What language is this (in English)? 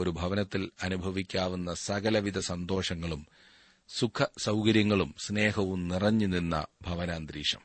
Malayalam